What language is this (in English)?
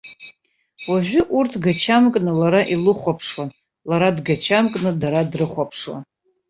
Abkhazian